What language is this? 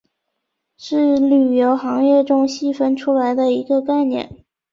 Chinese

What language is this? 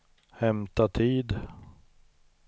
Swedish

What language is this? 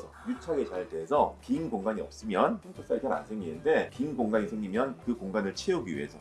Korean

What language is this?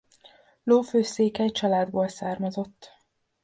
Hungarian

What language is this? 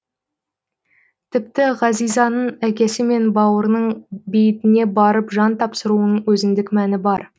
Kazakh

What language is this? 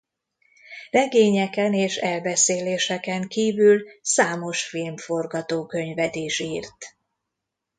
Hungarian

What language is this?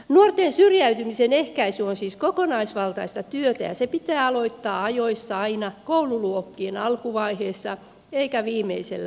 Finnish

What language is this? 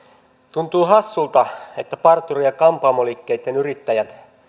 Finnish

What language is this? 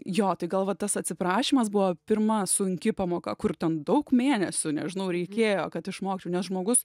Lithuanian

